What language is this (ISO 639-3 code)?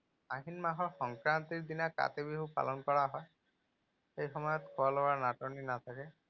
asm